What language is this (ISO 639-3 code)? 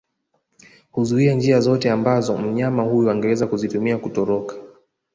swa